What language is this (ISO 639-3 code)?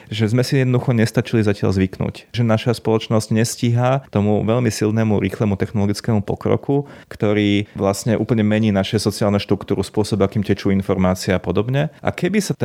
slk